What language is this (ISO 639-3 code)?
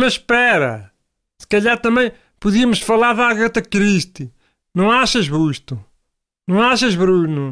por